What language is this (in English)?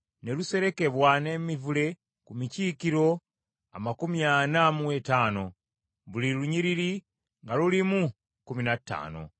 Ganda